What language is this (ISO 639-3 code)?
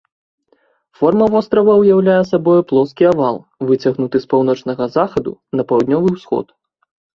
bel